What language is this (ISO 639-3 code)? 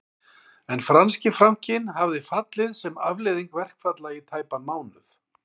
isl